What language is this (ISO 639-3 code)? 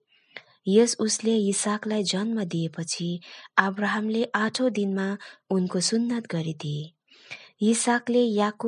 hin